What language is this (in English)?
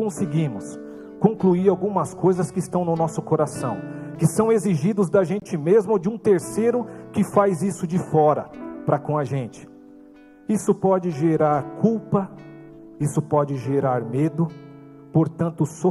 Portuguese